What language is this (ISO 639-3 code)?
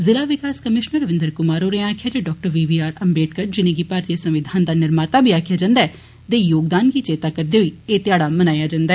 doi